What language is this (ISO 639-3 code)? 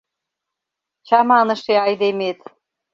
chm